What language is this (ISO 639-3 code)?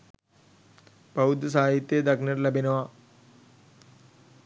sin